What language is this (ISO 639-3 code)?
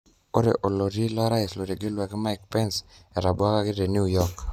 mas